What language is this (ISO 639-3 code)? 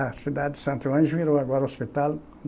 por